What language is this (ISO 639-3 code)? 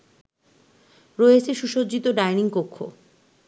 ben